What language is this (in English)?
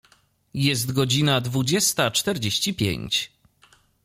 Polish